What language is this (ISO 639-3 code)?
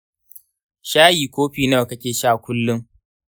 hau